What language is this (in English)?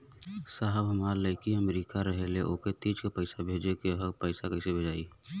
Bhojpuri